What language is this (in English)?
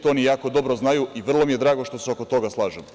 Serbian